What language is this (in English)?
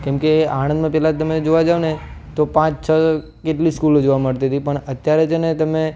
Gujarati